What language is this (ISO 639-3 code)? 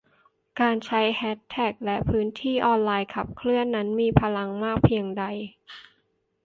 tha